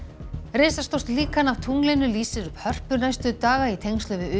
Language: Icelandic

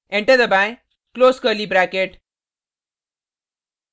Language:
Hindi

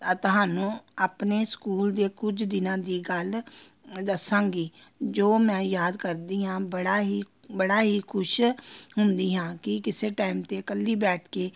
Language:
Punjabi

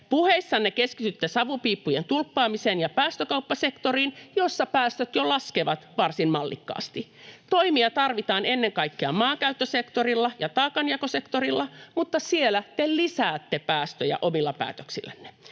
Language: Finnish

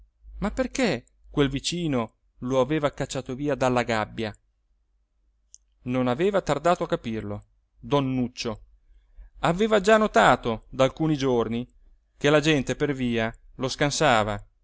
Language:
Italian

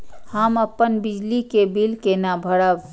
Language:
Maithili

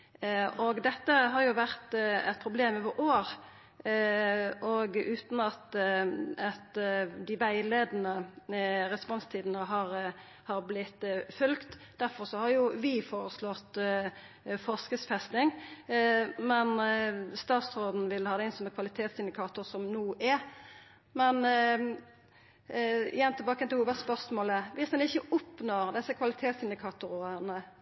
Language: Norwegian Nynorsk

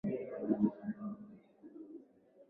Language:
Swahili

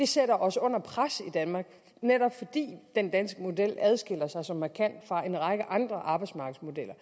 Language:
Danish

